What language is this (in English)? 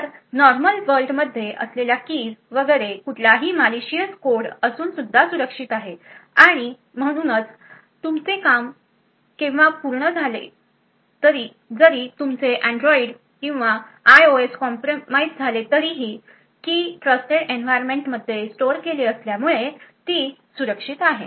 Marathi